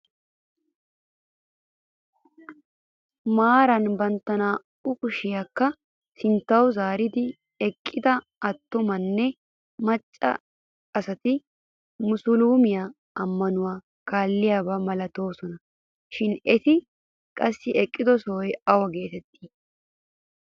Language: Wolaytta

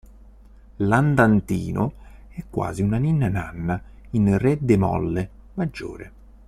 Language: Italian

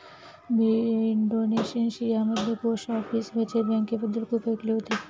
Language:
Marathi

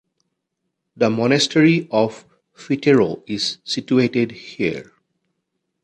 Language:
English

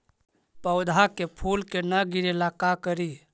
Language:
Magahi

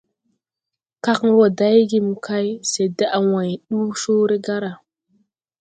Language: Tupuri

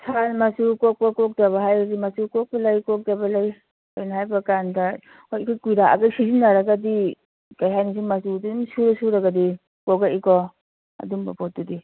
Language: Manipuri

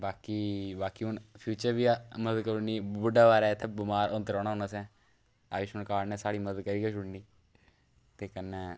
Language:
Dogri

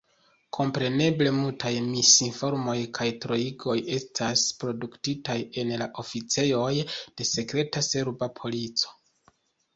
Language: Esperanto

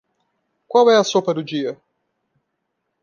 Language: Portuguese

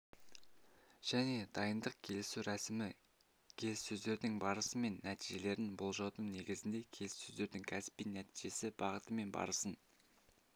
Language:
Kazakh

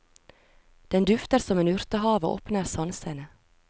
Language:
Norwegian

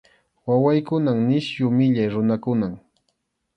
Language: Arequipa-La Unión Quechua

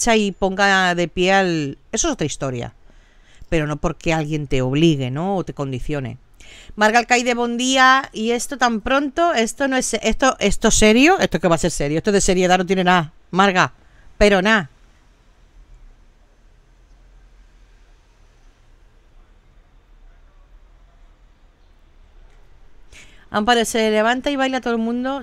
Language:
Spanish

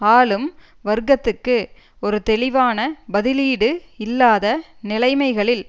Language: Tamil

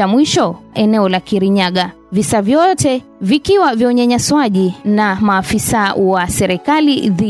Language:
Swahili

